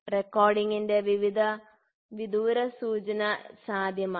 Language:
Malayalam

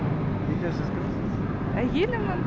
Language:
Kazakh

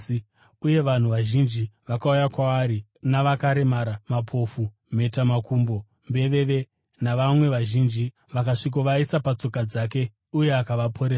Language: Shona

